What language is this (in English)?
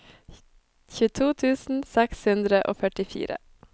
Norwegian